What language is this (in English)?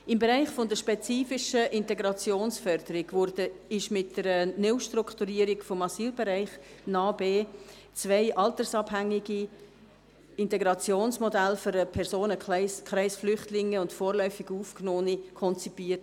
Swiss German